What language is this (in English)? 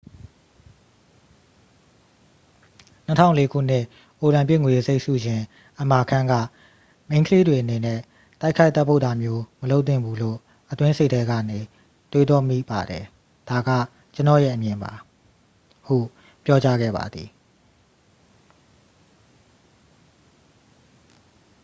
Burmese